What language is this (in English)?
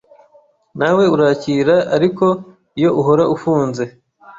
Kinyarwanda